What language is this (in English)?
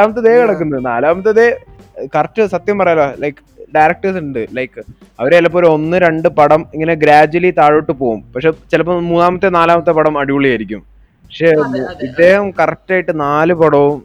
Malayalam